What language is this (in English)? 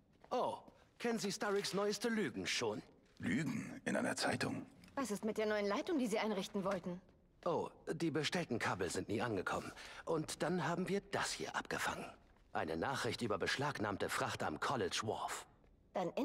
German